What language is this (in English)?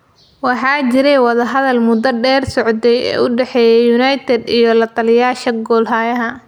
Somali